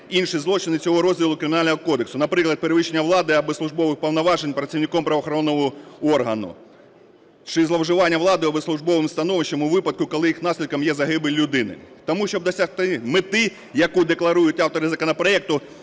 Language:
Ukrainian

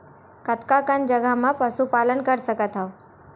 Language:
Chhattisgarhi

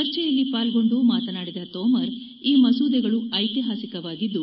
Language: Kannada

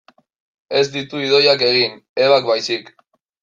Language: Basque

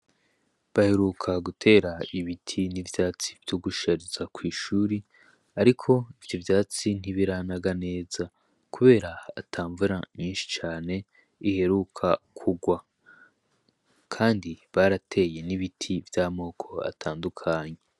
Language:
Rundi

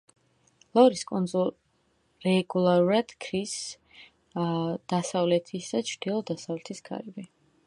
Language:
Georgian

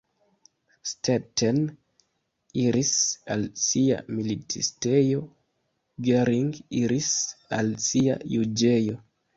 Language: Esperanto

